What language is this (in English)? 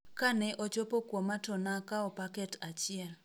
Luo (Kenya and Tanzania)